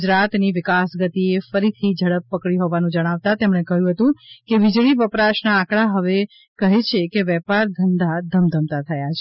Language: Gujarati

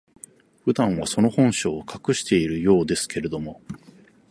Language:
Japanese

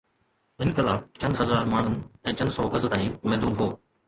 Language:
Sindhi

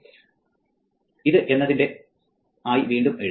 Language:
Malayalam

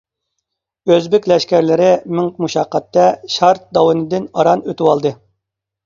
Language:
Uyghur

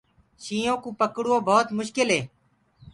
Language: Gurgula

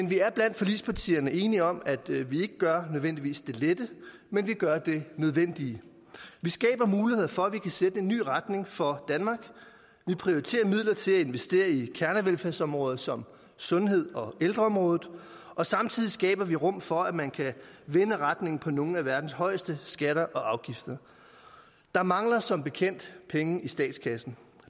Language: Danish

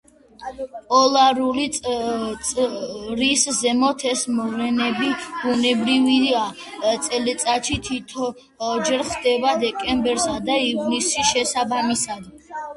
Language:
Georgian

